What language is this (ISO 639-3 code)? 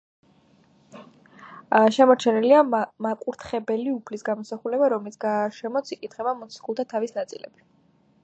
kat